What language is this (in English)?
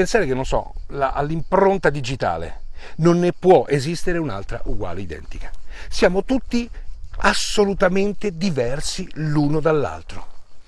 Italian